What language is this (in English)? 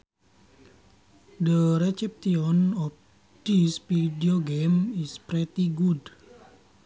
Sundanese